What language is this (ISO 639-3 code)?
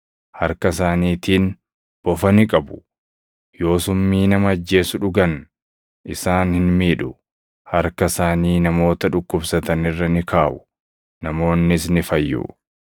orm